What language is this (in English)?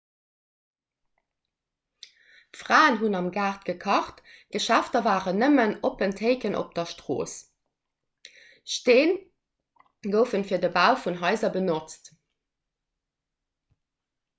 Luxembourgish